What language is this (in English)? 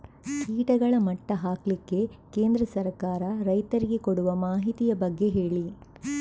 Kannada